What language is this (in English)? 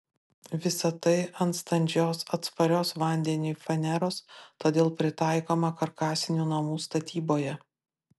Lithuanian